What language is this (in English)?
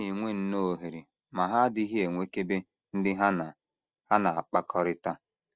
Igbo